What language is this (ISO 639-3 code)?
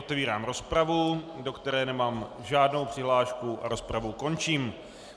ces